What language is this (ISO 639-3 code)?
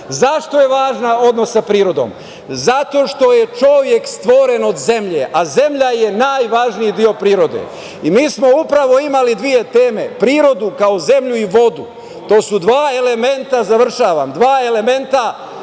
srp